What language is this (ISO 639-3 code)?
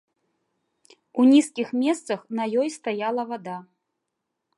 bel